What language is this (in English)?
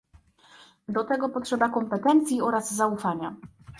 Polish